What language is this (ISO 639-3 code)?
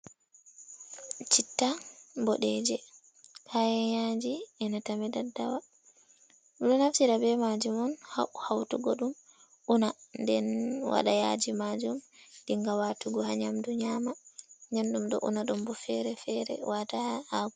ful